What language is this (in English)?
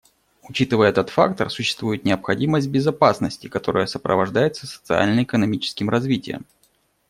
Russian